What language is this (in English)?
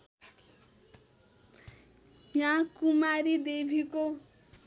Nepali